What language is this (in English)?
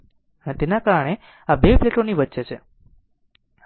Gujarati